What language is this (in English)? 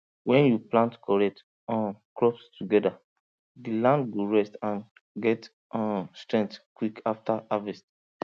Nigerian Pidgin